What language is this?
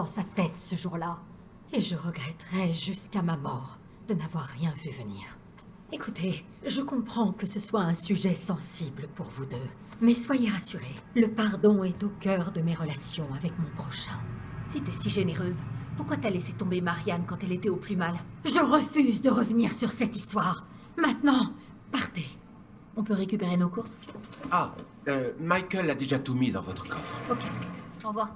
French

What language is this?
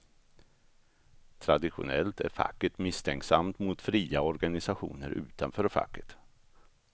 Swedish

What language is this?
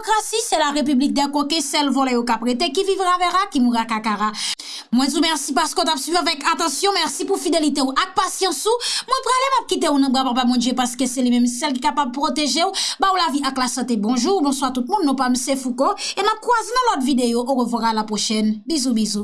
French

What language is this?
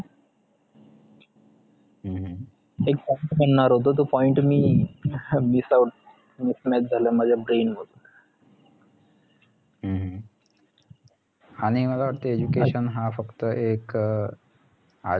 Marathi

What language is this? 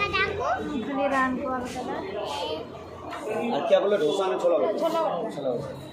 Indonesian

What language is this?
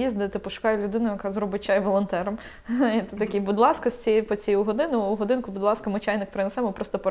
Ukrainian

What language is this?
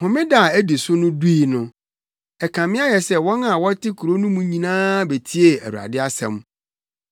Akan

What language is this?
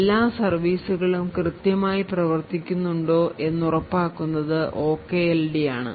Malayalam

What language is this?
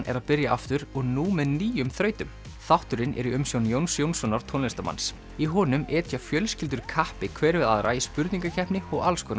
Icelandic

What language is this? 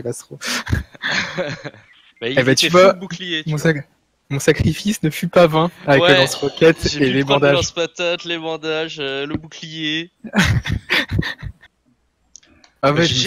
French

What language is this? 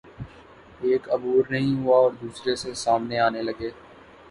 Urdu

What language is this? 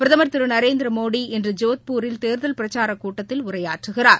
Tamil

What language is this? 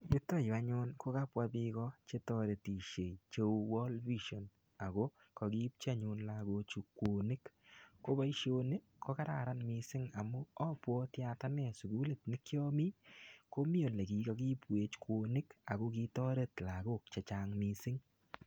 Kalenjin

